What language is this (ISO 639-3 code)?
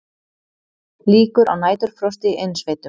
isl